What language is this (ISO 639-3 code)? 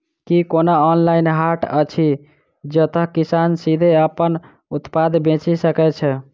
mai